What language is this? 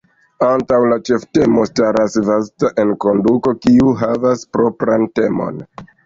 Esperanto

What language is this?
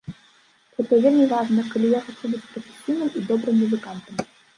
Belarusian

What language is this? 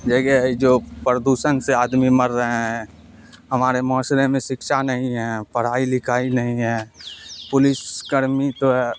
Urdu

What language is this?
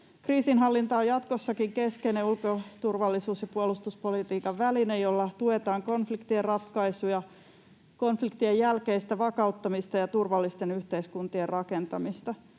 Finnish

